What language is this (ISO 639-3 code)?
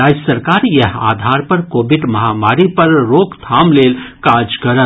mai